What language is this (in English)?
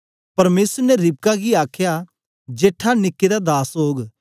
Dogri